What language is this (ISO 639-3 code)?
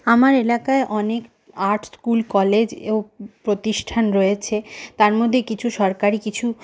ben